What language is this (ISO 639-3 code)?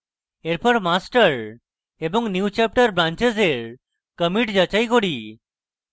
ben